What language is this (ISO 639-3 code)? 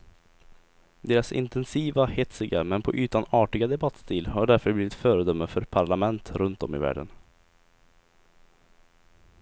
swe